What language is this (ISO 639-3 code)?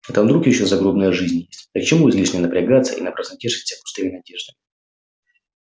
rus